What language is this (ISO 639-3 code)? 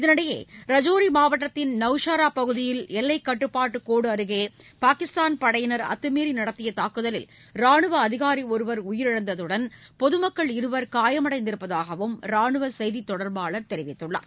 tam